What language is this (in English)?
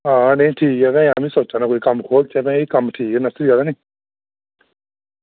Dogri